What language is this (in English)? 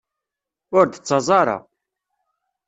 Kabyle